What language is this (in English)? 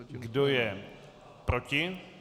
Czech